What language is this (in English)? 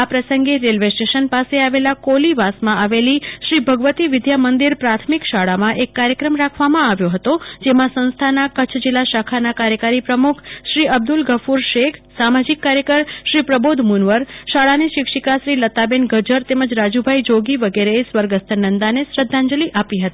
Gujarati